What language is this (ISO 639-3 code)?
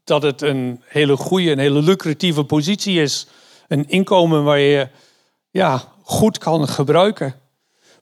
nld